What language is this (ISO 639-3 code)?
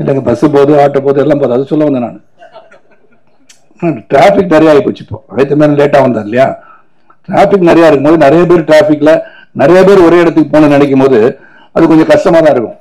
tam